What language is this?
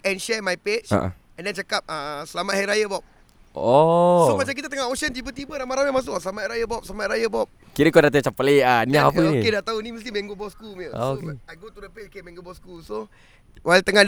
Malay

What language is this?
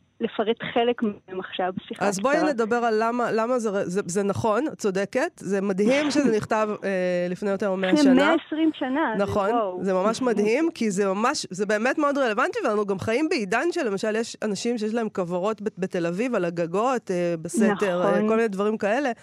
Hebrew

